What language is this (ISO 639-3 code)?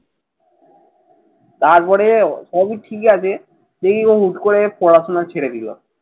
ben